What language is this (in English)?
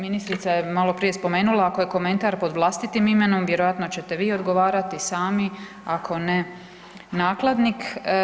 Croatian